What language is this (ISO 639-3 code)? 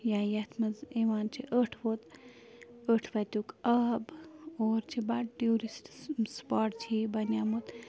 kas